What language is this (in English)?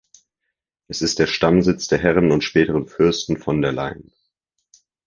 German